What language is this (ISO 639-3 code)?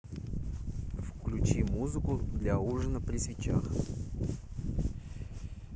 rus